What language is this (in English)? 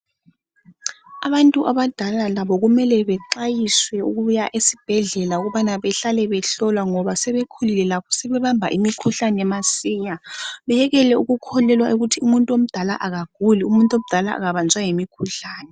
North Ndebele